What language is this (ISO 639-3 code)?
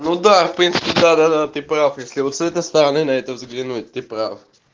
rus